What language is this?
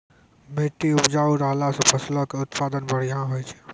Maithili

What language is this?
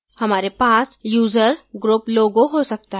Hindi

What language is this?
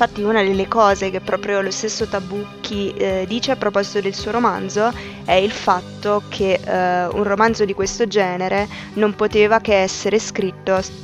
Italian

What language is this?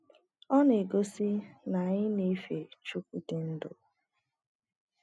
Igbo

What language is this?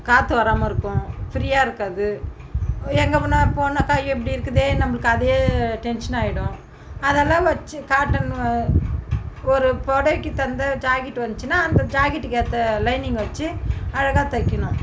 Tamil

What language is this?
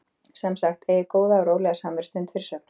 Icelandic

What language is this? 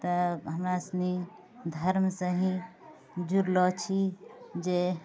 Maithili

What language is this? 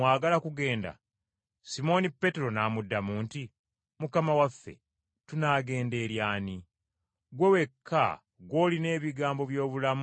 Ganda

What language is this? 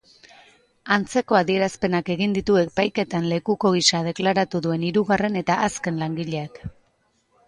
Basque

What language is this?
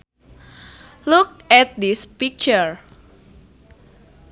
Sundanese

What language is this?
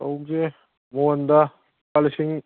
Manipuri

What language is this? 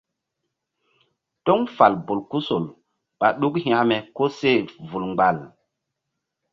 Mbum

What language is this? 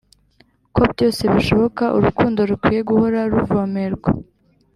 Kinyarwanda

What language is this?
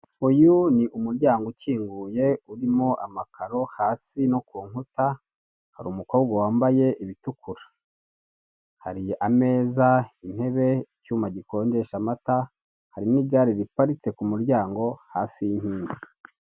Kinyarwanda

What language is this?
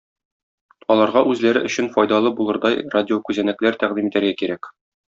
Tatar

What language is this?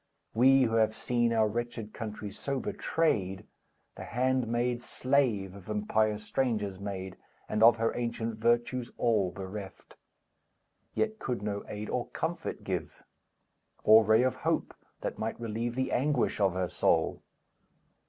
English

